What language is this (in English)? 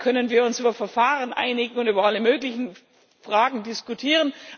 German